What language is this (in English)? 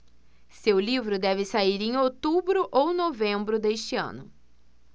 Portuguese